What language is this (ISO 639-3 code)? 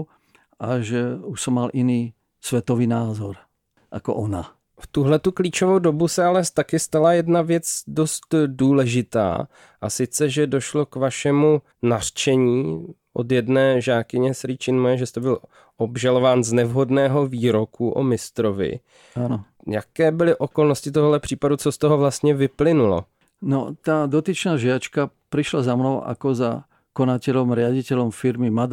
ces